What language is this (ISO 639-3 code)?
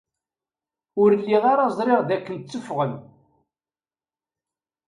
kab